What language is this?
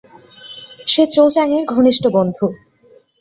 Bangla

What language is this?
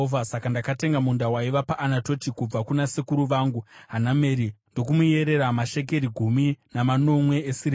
Shona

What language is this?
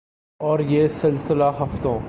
Urdu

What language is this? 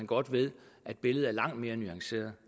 Danish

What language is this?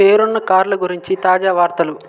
Telugu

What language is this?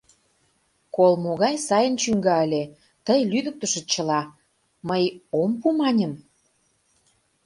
Mari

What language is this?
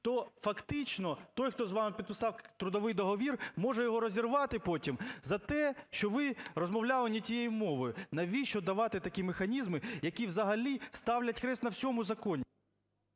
Ukrainian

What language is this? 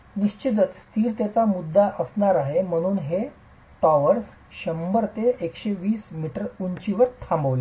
Marathi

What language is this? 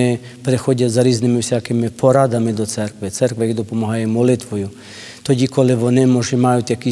Ukrainian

